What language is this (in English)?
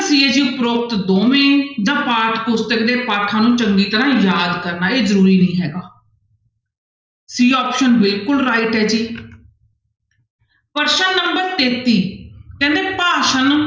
Punjabi